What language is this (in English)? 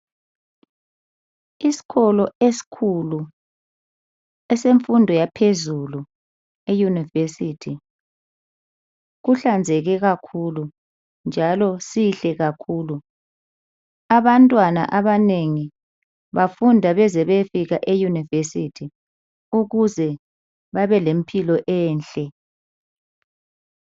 North Ndebele